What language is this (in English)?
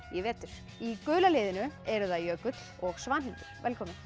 Icelandic